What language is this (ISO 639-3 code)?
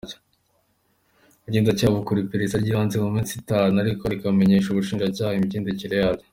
kin